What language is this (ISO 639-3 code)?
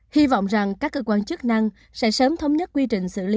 vie